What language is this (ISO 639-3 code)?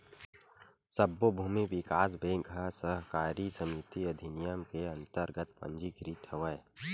hne